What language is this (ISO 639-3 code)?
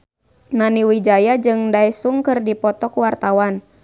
sun